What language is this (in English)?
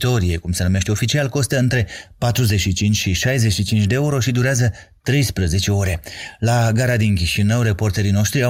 Romanian